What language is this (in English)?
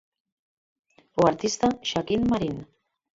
Galician